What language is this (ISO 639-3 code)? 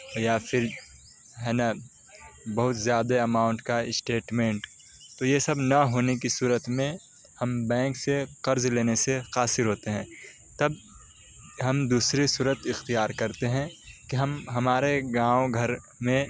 urd